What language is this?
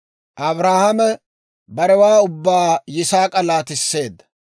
Dawro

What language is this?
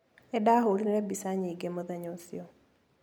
Kikuyu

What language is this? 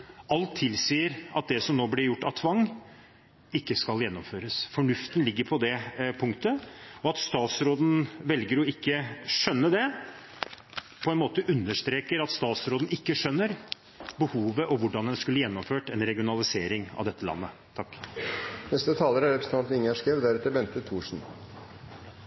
Norwegian Bokmål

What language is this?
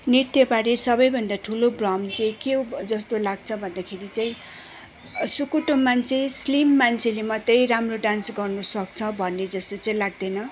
Nepali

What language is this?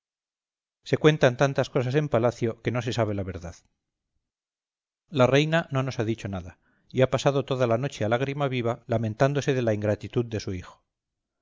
Spanish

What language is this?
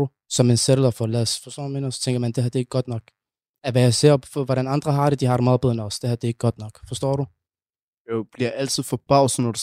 Danish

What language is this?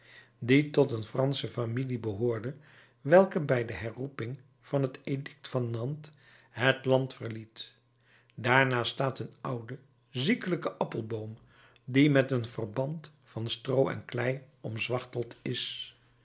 Dutch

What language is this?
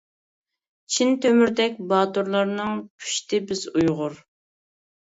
Uyghur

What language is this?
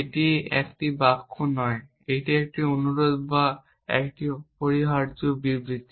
Bangla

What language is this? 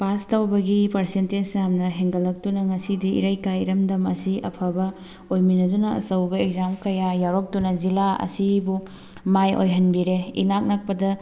Manipuri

